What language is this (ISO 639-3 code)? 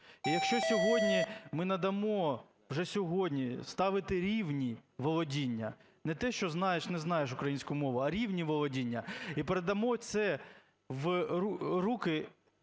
ukr